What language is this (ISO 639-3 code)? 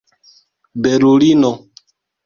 epo